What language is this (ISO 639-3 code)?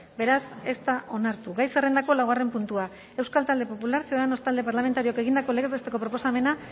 eus